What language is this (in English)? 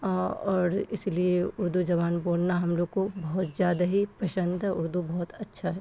Urdu